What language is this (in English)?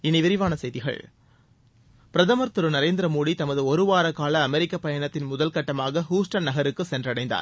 Tamil